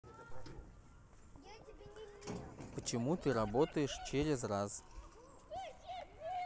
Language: Russian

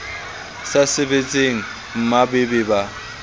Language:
Southern Sotho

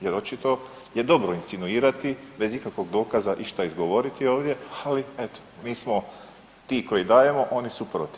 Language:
Croatian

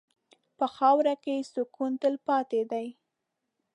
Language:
Pashto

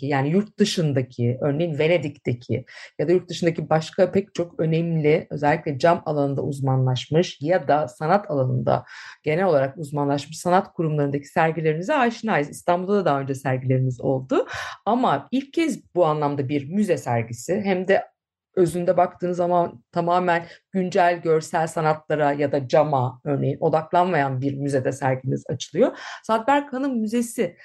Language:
Turkish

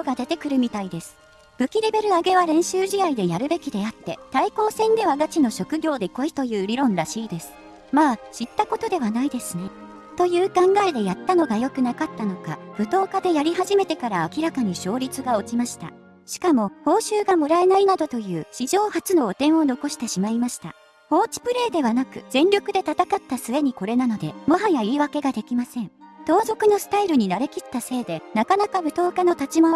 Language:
Japanese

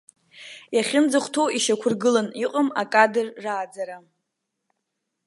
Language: Abkhazian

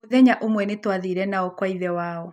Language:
Kikuyu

